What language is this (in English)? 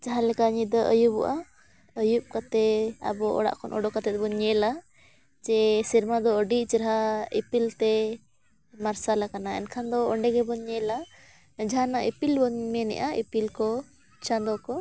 Santali